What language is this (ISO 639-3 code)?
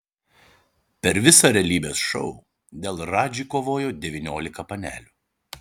lit